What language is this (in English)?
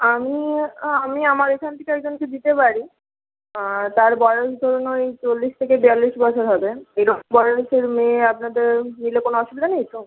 Bangla